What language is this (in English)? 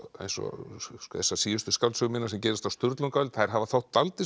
Icelandic